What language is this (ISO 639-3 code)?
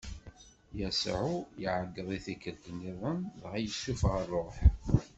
kab